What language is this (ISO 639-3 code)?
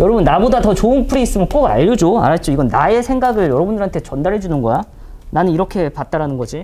kor